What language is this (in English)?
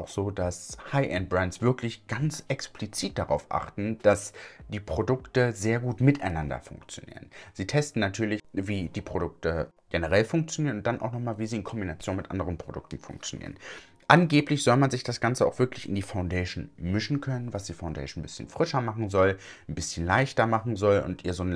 German